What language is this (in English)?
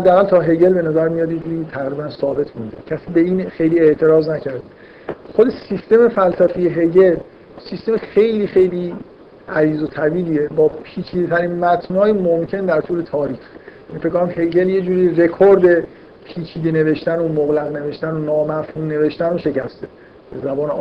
Persian